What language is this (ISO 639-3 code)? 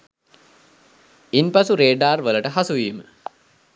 sin